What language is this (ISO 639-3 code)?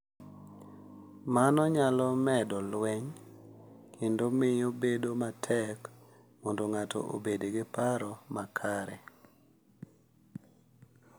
luo